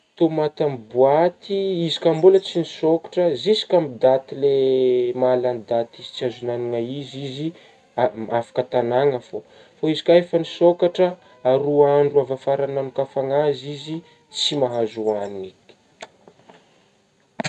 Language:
Northern Betsimisaraka Malagasy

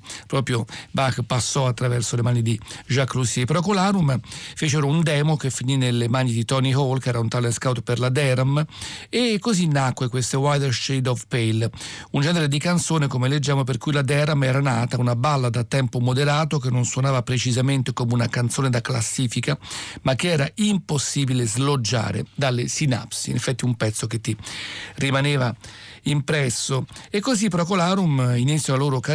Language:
Italian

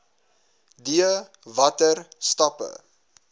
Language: Afrikaans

